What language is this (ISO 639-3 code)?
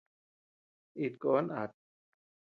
cux